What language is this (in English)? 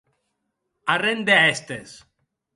Occitan